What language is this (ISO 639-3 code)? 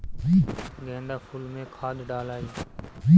bho